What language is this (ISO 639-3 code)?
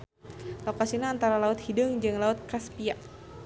sun